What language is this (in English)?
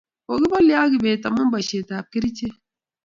Kalenjin